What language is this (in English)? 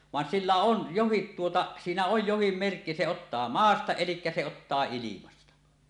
Finnish